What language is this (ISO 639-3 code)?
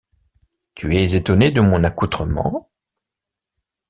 fra